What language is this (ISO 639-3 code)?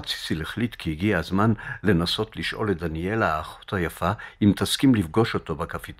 heb